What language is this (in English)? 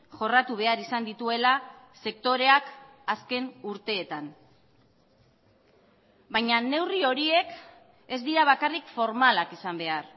Basque